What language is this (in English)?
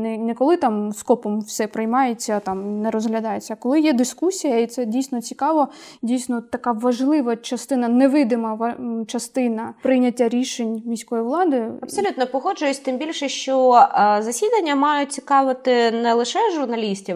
Ukrainian